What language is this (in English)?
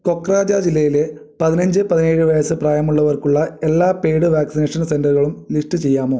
Malayalam